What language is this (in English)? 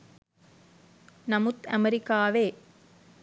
Sinhala